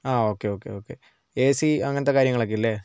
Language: Malayalam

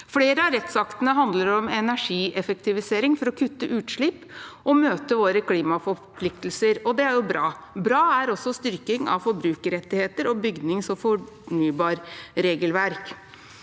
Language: Norwegian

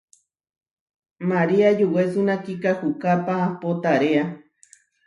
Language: Huarijio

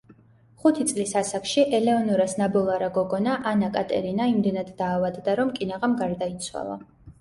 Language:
Georgian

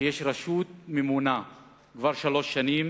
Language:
Hebrew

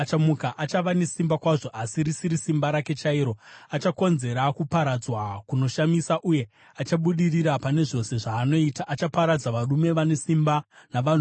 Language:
Shona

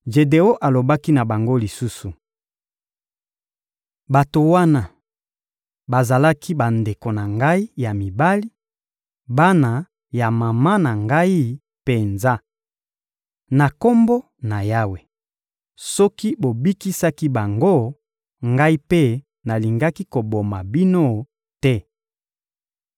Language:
Lingala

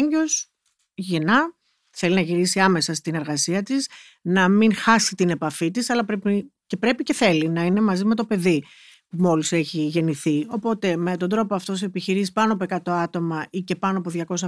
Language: Greek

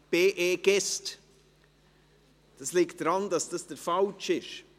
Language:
Swiss German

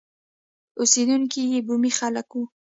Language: Pashto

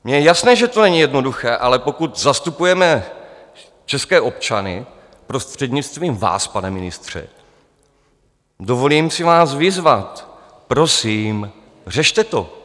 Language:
Czech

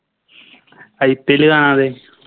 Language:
Malayalam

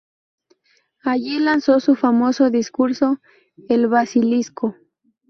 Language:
Spanish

